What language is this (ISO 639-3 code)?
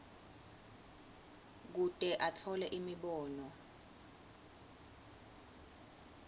ssw